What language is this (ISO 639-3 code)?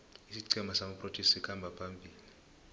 nbl